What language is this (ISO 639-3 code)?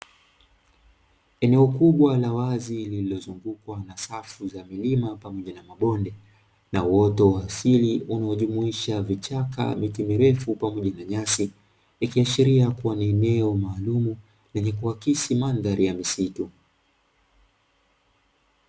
swa